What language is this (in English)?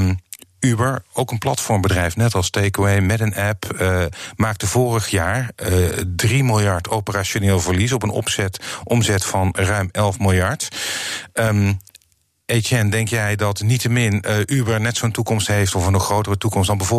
Dutch